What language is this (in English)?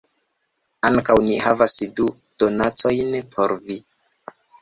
Esperanto